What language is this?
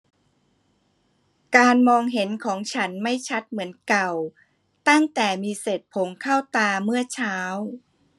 Thai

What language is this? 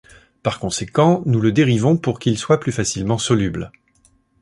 French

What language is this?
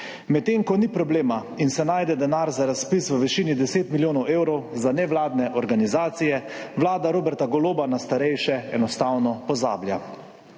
Slovenian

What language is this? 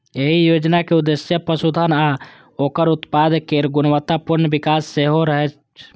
Maithili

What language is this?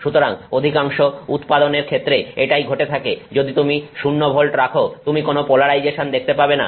Bangla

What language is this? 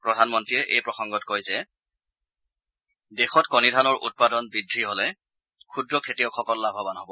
Assamese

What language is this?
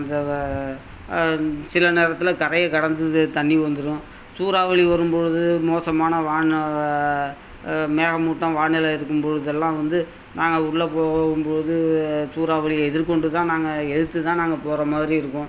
Tamil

